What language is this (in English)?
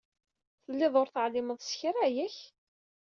Kabyle